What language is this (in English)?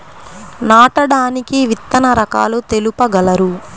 Telugu